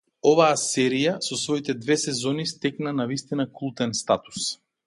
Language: Macedonian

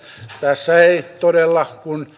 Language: Finnish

